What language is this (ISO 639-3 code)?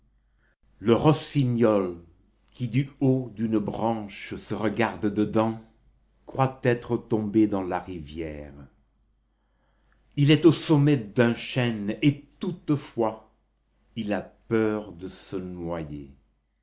fra